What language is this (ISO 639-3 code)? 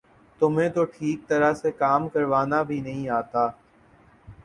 urd